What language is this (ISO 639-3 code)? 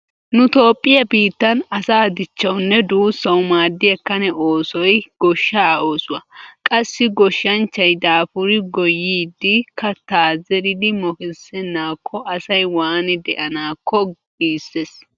wal